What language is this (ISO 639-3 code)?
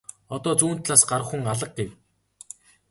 mon